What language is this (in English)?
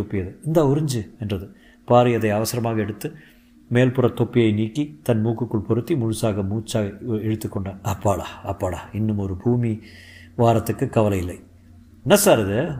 Tamil